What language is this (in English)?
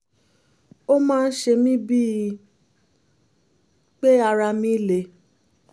Yoruba